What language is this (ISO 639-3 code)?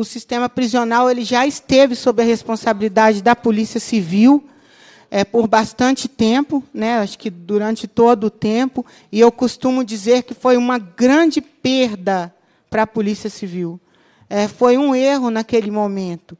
por